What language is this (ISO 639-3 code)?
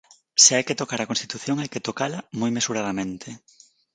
glg